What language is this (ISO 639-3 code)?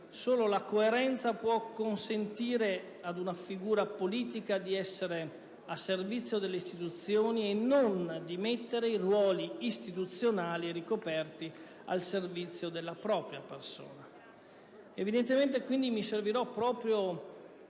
ita